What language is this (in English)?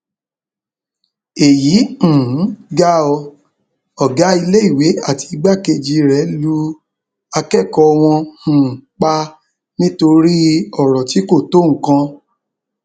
Yoruba